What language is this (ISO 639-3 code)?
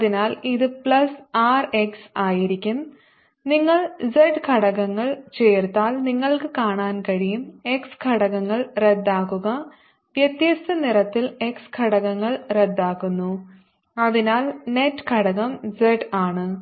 mal